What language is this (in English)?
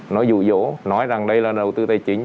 Vietnamese